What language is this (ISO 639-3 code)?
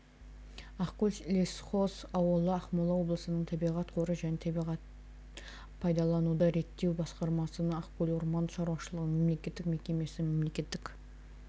kaz